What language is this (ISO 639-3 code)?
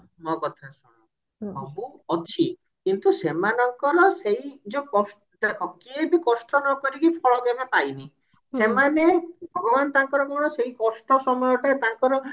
ori